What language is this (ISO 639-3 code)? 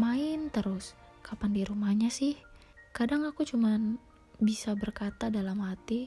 ind